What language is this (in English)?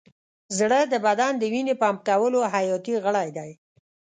Pashto